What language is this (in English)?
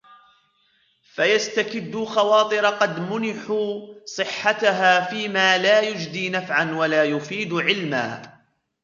Arabic